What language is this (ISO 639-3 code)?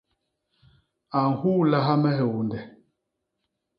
bas